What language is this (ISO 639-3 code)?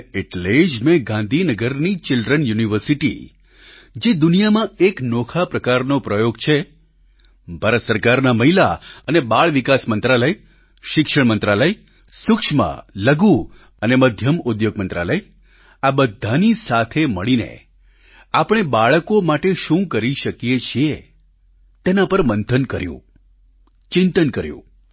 guj